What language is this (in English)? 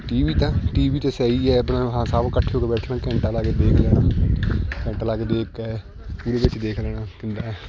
Punjabi